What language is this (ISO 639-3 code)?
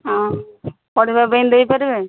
ori